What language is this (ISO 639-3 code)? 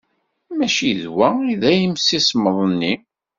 kab